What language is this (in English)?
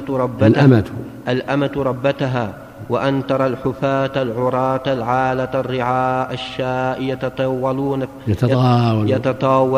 Arabic